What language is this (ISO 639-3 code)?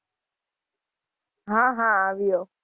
guj